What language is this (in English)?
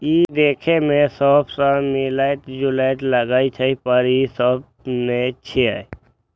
Maithili